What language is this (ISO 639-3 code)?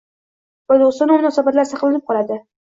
uzb